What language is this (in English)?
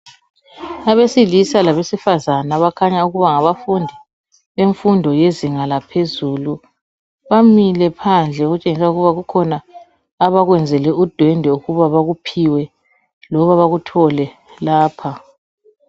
North Ndebele